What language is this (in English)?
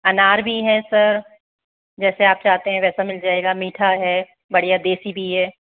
Hindi